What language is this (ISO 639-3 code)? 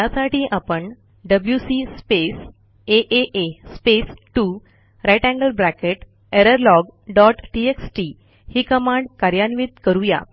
mar